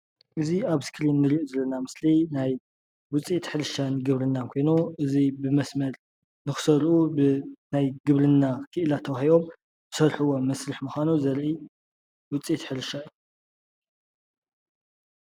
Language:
Tigrinya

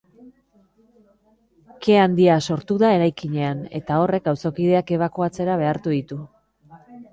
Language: Basque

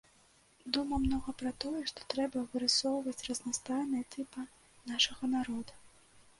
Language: Belarusian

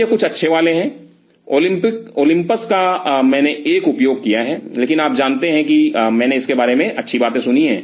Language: Hindi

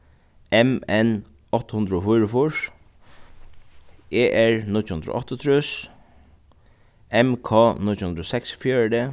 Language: Faroese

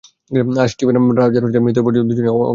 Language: Bangla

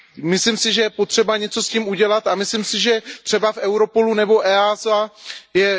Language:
Czech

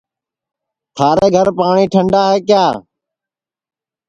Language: Sansi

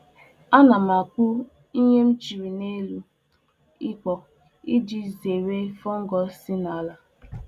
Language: Igbo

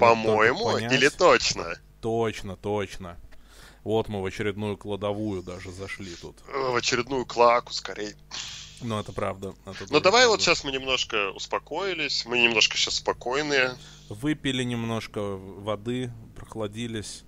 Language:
Russian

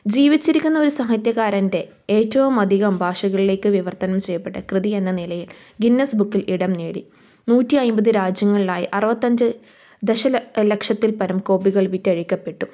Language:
Malayalam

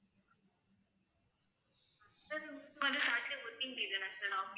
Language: Tamil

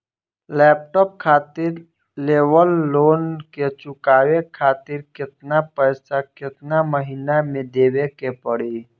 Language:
Bhojpuri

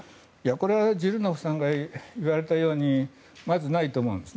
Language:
Japanese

